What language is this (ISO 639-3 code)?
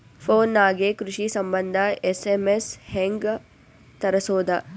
kan